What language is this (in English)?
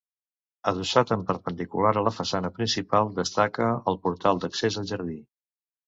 Catalan